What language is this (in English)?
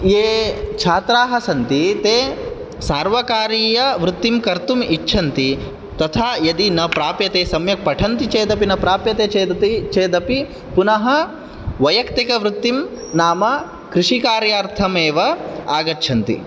Sanskrit